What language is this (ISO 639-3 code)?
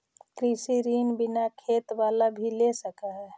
mag